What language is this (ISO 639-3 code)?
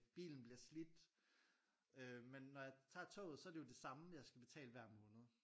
dan